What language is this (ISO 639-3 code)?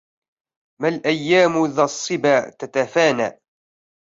ara